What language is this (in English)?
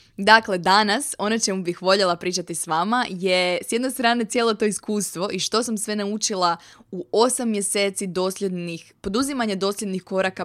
Croatian